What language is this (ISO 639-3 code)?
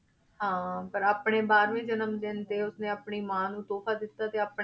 pan